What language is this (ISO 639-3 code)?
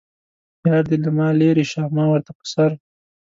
pus